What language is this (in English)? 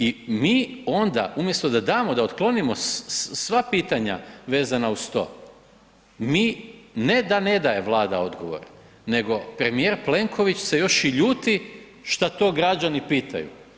Croatian